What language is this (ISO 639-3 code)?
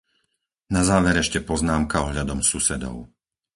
slk